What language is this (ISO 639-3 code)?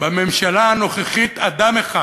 heb